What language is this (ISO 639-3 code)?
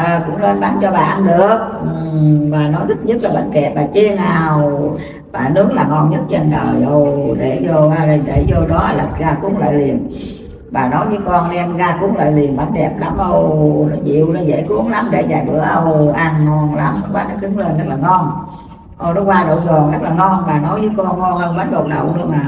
vie